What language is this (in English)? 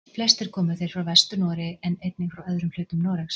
Icelandic